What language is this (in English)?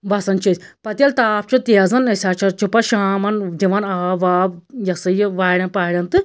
Kashmiri